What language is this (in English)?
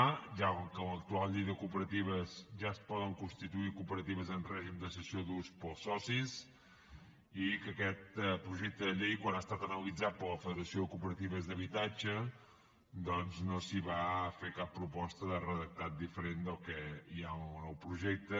Catalan